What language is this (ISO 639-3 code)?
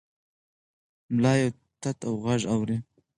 pus